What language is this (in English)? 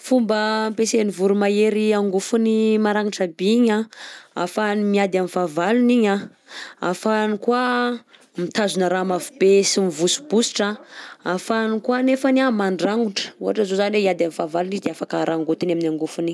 Southern Betsimisaraka Malagasy